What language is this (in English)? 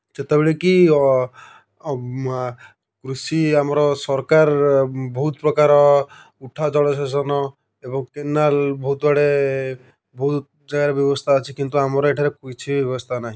Odia